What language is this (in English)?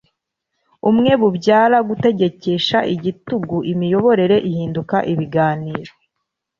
Kinyarwanda